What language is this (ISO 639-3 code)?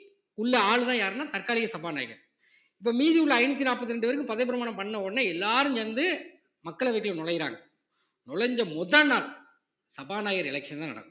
tam